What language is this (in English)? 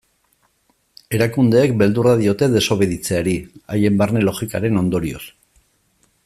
Basque